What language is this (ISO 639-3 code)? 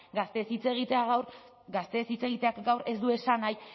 eus